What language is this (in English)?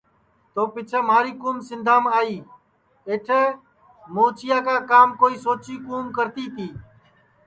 Sansi